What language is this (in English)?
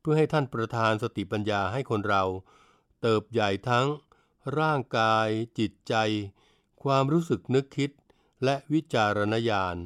Thai